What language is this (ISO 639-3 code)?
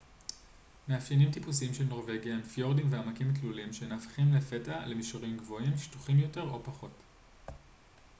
heb